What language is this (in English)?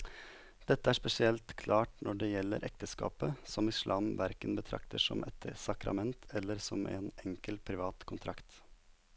Norwegian